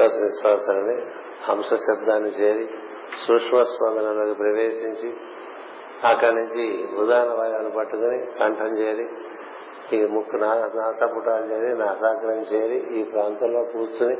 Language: Telugu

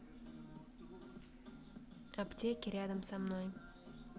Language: Russian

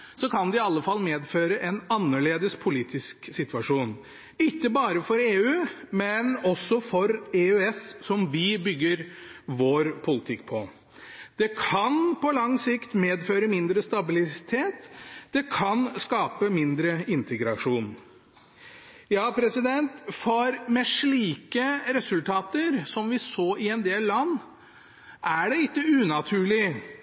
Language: Norwegian Bokmål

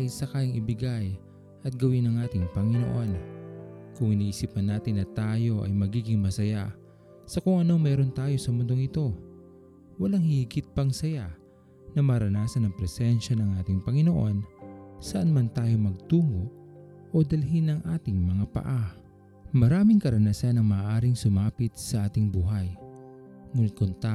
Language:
Filipino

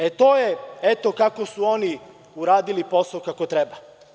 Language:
Serbian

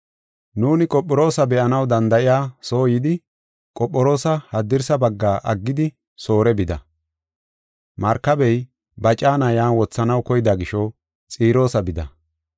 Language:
Gofa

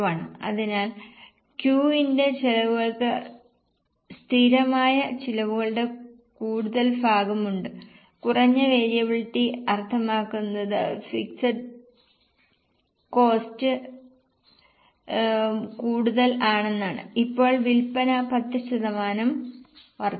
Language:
Malayalam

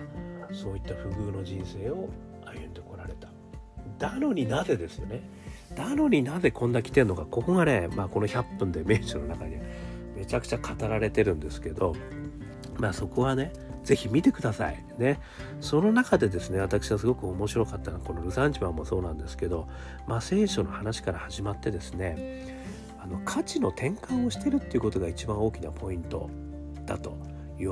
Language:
Japanese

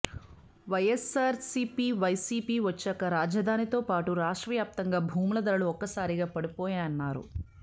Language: Telugu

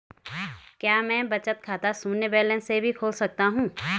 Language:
Hindi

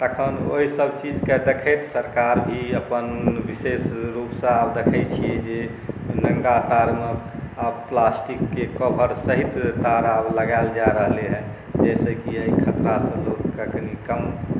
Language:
Maithili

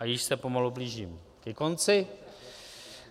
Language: Czech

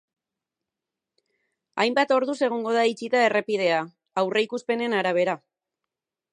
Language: Basque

